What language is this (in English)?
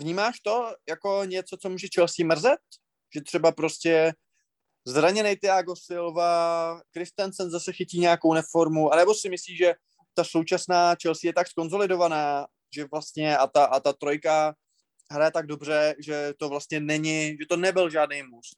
Czech